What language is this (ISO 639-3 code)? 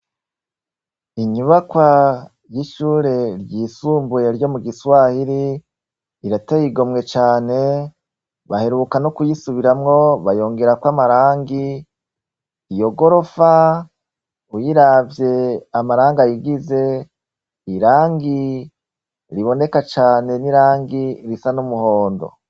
run